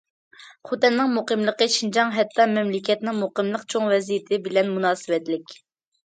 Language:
Uyghur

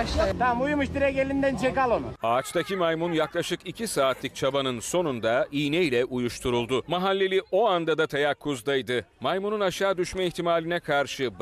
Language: Turkish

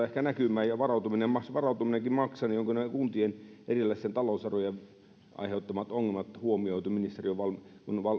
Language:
Finnish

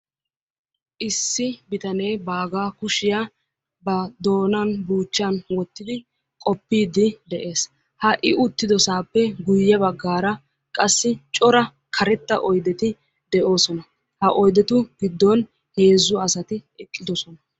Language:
Wolaytta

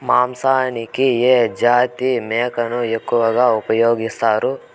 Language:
Telugu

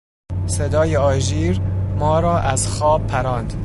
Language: Persian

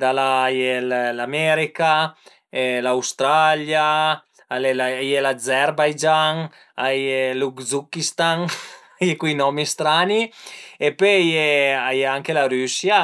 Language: Piedmontese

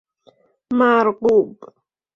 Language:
Persian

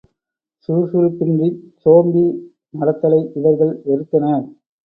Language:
Tamil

